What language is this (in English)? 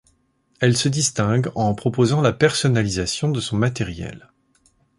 French